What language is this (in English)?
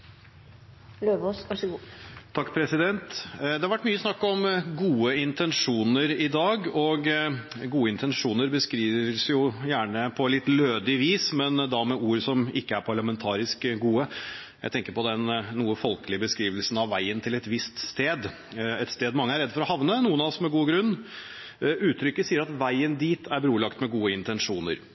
Norwegian Bokmål